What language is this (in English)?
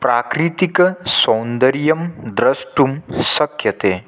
Sanskrit